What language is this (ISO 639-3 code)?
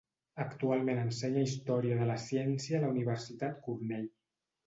cat